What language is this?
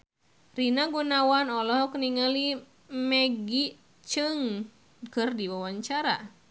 Sundanese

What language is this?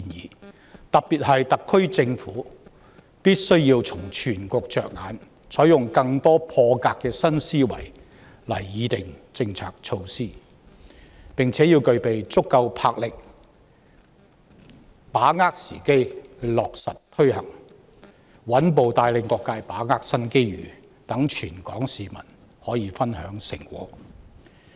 Cantonese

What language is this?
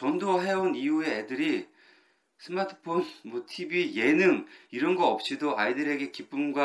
Korean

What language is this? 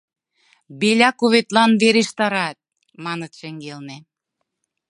Mari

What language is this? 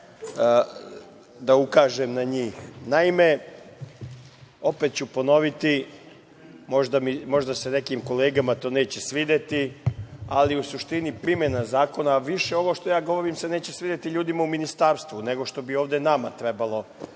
Serbian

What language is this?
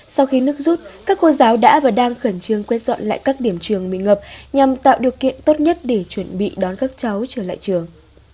Vietnamese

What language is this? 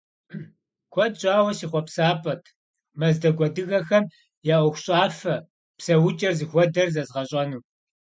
Kabardian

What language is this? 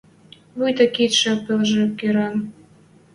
Western Mari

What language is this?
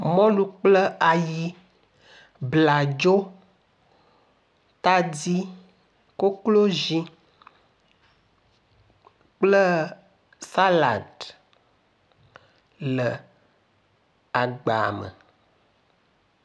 Ewe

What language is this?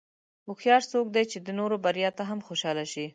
Pashto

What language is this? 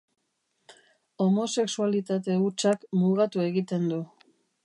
Basque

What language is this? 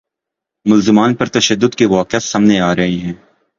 Urdu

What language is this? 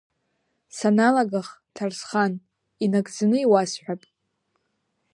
Abkhazian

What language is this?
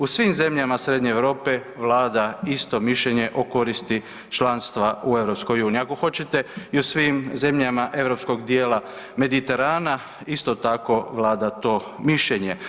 Croatian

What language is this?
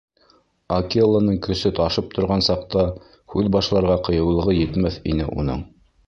Bashkir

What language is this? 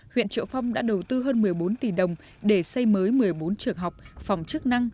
Vietnamese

